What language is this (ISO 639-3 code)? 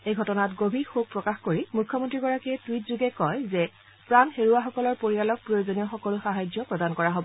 asm